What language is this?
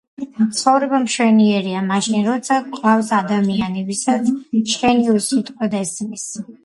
Georgian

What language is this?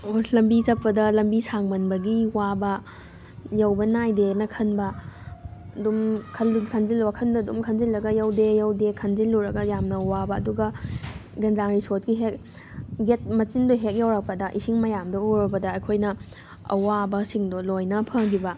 Manipuri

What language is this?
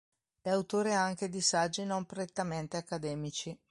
Italian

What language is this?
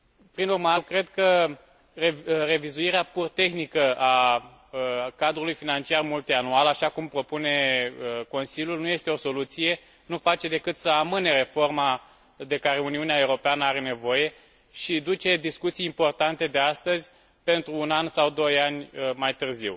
Romanian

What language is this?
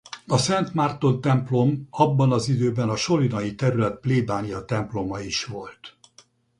Hungarian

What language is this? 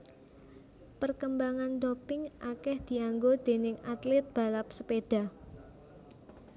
Javanese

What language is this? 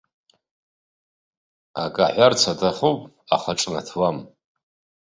Abkhazian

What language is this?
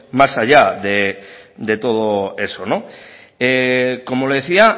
Spanish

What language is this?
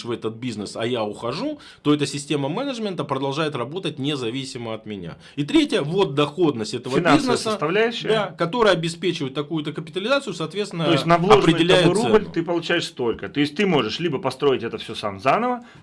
Russian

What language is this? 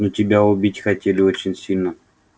Russian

